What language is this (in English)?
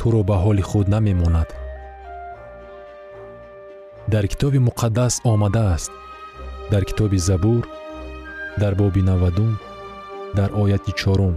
Persian